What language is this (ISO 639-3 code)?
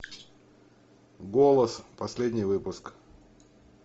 rus